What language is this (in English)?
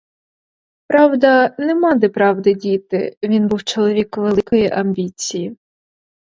Ukrainian